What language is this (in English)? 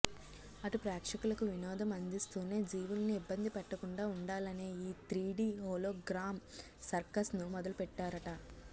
Telugu